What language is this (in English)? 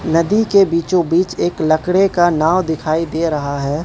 Hindi